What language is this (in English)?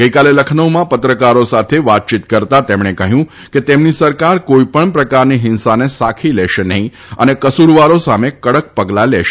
Gujarati